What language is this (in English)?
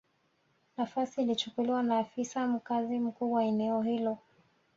Swahili